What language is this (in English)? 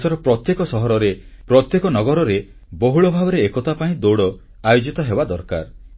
Odia